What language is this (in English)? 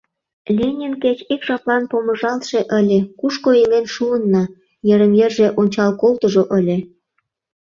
Mari